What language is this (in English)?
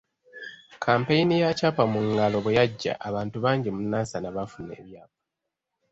Ganda